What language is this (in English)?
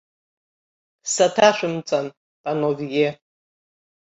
Abkhazian